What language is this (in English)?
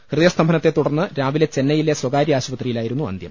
Malayalam